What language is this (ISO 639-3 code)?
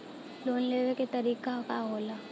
bho